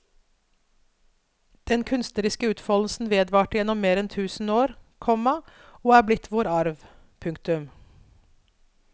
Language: Norwegian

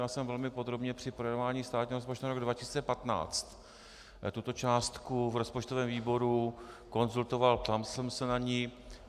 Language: Czech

